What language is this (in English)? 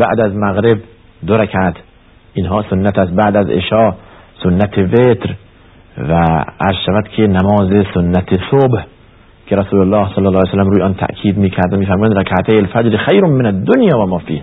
Persian